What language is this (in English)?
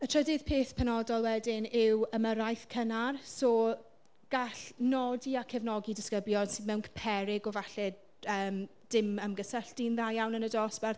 Welsh